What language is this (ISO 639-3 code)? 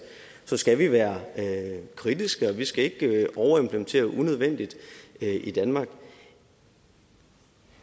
dan